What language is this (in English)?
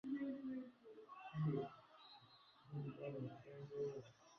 Swahili